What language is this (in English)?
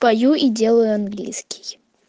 Russian